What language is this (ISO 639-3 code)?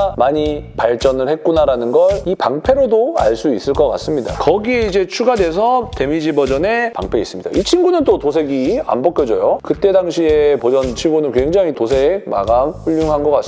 kor